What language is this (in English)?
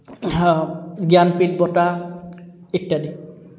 Assamese